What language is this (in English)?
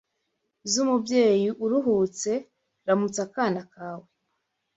Kinyarwanda